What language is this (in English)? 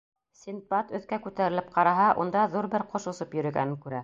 Bashkir